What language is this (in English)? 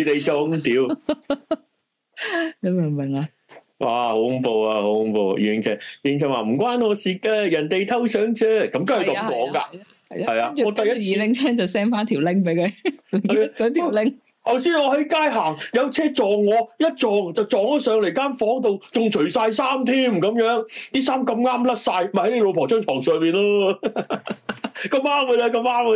Chinese